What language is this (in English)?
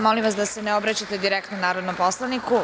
Serbian